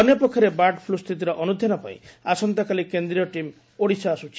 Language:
Odia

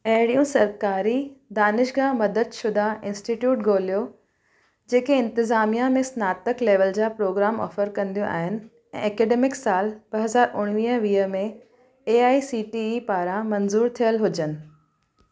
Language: Sindhi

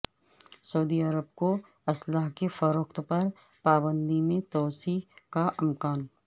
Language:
Urdu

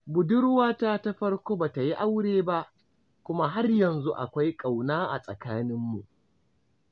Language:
Hausa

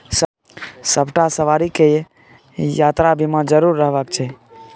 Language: Maithili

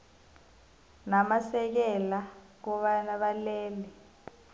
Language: South Ndebele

